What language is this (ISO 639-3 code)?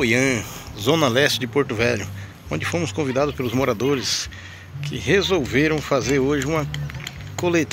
por